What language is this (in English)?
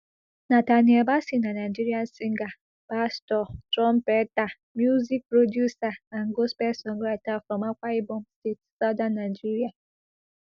Nigerian Pidgin